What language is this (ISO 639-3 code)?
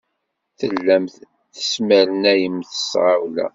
kab